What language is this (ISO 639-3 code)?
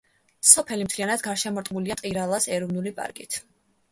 kat